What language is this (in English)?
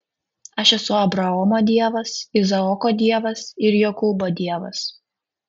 Lithuanian